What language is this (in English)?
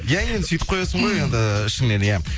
Kazakh